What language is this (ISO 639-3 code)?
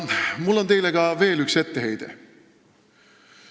est